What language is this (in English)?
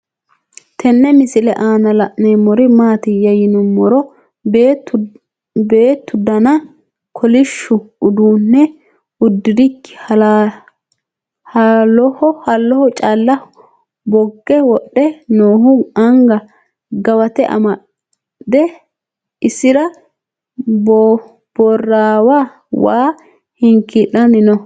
Sidamo